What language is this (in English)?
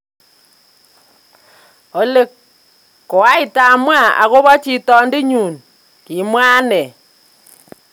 Kalenjin